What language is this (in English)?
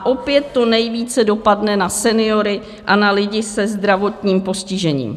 Czech